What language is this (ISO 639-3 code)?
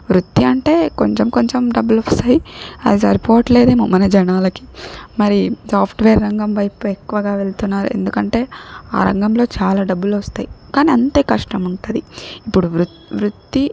tel